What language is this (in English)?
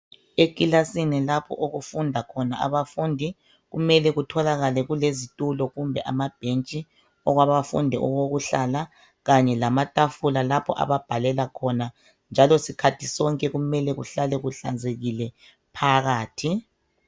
North Ndebele